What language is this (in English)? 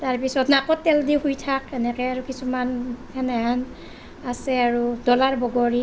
Assamese